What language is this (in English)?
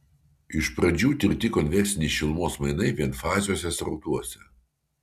Lithuanian